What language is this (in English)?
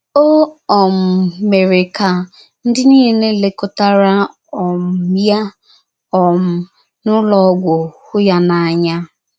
Igbo